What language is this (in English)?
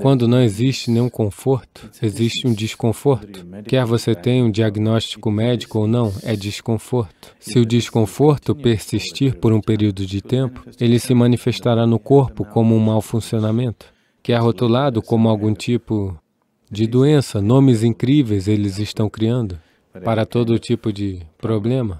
Portuguese